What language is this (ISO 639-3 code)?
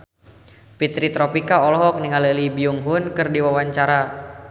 sun